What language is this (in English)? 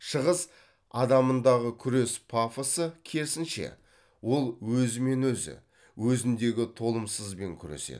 Kazakh